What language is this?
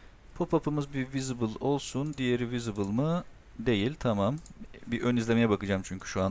Turkish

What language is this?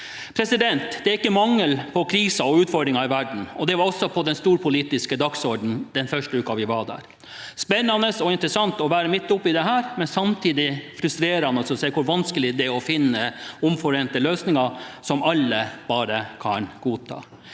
Norwegian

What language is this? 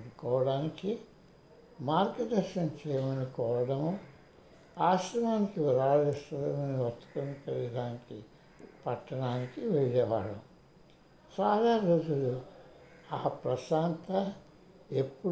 Telugu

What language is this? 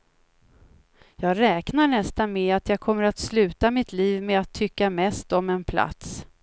Swedish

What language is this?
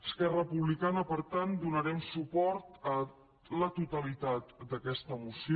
Catalan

